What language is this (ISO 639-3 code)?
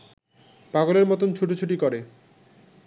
ben